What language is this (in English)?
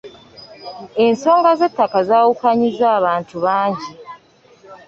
Ganda